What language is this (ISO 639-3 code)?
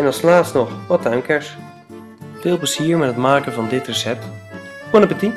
nld